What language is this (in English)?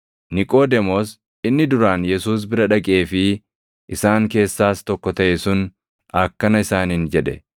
Oromo